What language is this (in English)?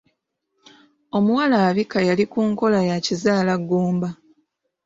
Ganda